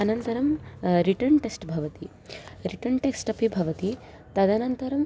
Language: Sanskrit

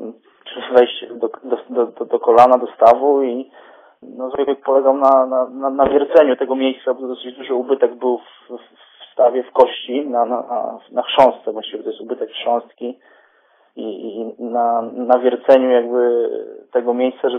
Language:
Polish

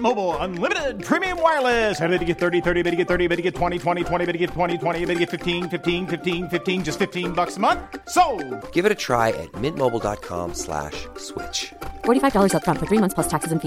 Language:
Persian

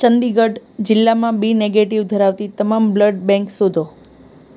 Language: Gujarati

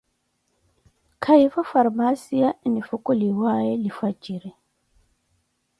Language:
Koti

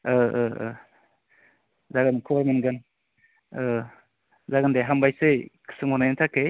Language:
Bodo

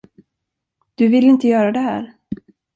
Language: Swedish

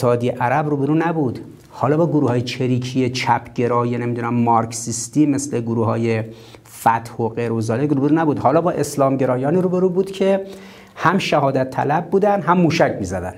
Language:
Persian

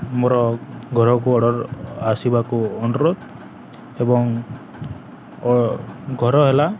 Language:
Odia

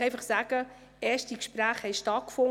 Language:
Swiss German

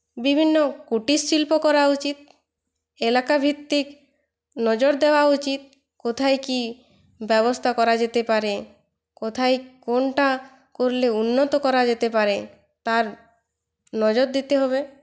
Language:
Bangla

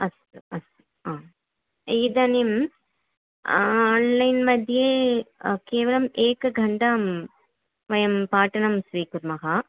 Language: Sanskrit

